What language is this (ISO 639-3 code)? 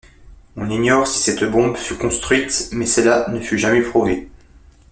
fra